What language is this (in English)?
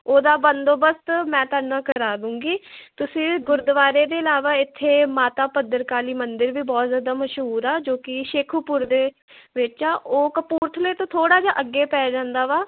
Punjabi